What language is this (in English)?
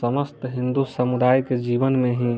Maithili